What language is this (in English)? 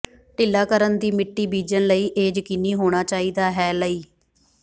Punjabi